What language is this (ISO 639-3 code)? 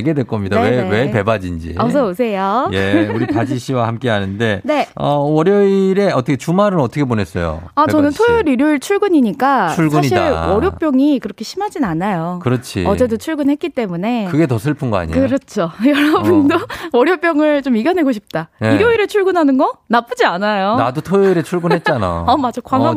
kor